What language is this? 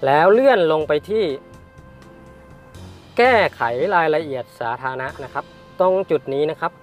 Thai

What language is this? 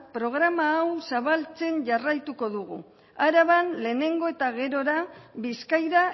Basque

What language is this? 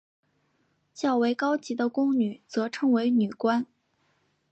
Chinese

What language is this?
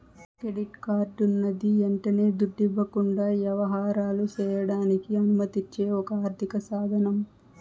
Telugu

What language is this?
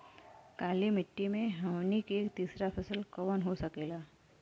Bhojpuri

